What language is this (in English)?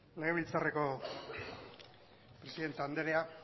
Basque